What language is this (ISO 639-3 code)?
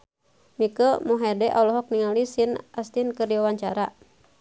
sun